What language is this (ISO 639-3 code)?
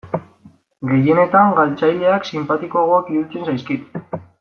eus